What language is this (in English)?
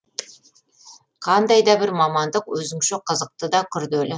Kazakh